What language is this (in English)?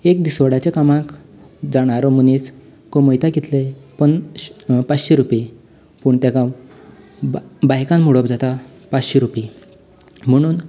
Konkani